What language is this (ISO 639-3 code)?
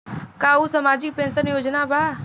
bho